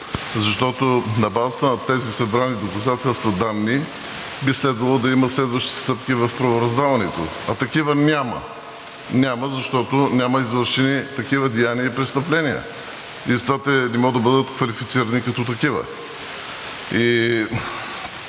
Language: Bulgarian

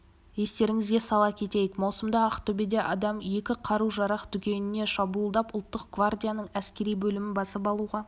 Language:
Kazakh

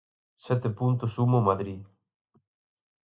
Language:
Galician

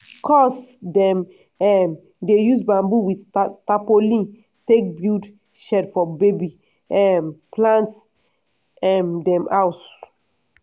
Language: Nigerian Pidgin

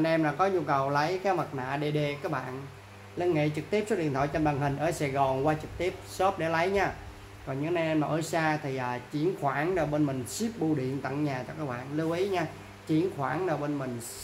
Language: Vietnamese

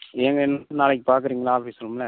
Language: Tamil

